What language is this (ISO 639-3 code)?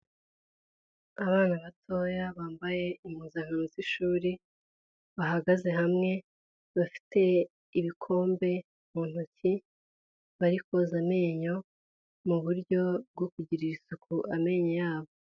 kin